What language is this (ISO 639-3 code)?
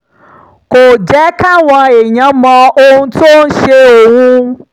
yor